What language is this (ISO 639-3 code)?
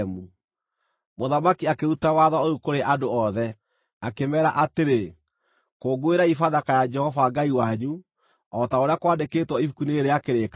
kik